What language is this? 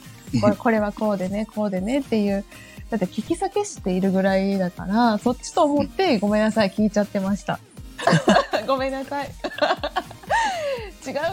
Japanese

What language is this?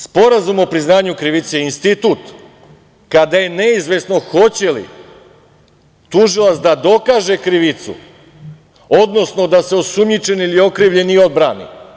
Serbian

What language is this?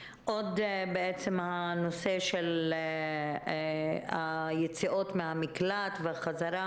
Hebrew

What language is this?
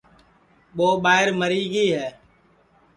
Sansi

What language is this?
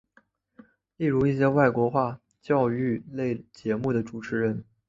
Chinese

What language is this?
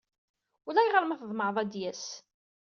Kabyle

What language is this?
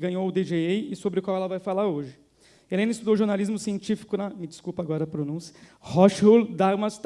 Portuguese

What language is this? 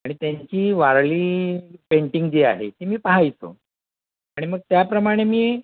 Marathi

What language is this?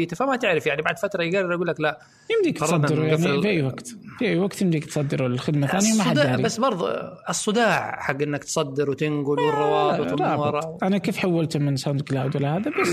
Arabic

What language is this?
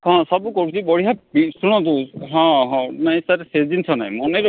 Odia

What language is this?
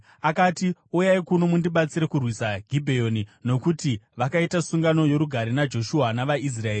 Shona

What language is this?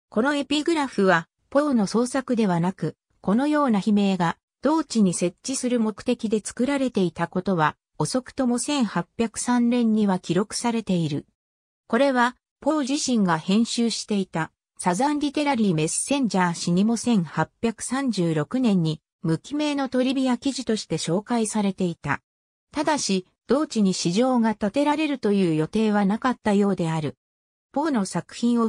Japanese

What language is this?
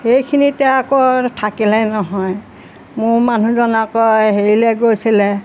Assamese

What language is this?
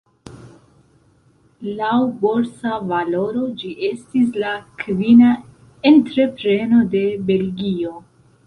Esperanto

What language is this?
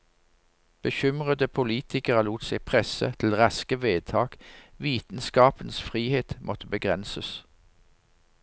Norwegian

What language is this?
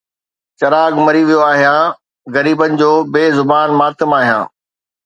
Sindhi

